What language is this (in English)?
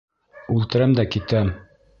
Bashkir